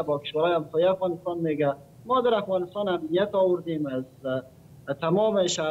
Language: Persian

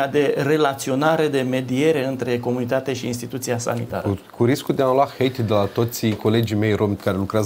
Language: Romanian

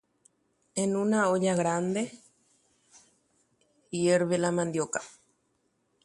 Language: Guarani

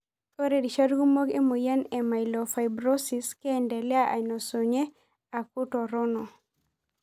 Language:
Masai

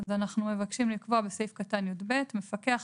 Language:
Hebrew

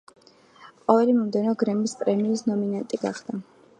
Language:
Georgian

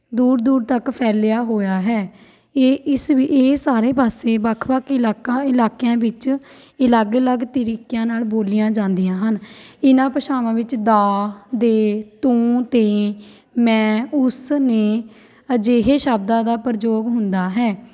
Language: Punjabi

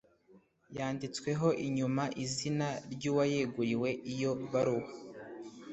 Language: Kinyarwanda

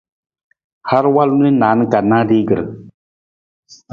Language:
Nawdm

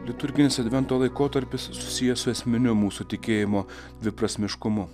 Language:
Lithuanian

